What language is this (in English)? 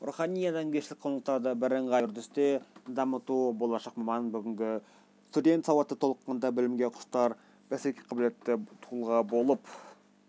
Kazakh